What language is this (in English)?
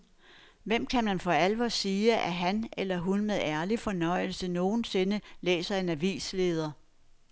Danish